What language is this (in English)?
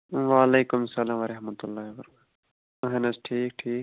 Kashmiri